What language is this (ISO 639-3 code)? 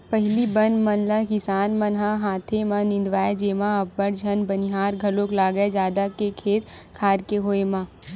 hne